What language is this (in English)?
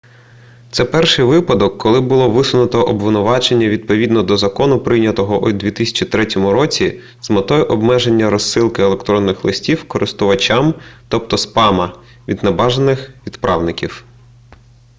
Ukrainian